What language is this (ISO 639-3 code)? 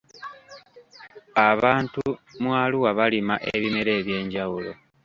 lug